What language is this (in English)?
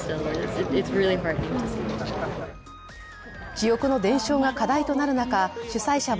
Japanese